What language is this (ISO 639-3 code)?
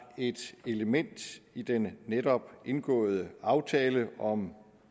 dan